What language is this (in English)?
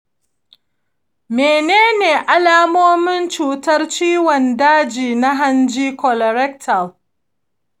Hausa